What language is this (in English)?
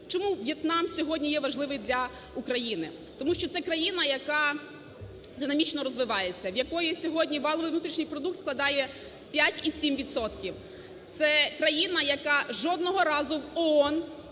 Ukrainian